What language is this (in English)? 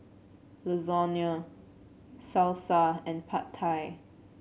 English